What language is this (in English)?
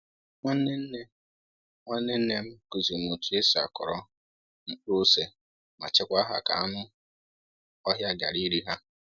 Igbo